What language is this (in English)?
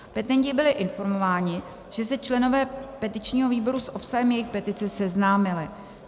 Czech